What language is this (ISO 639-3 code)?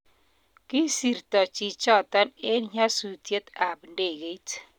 kln